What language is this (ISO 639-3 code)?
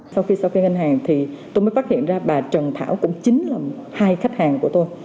vie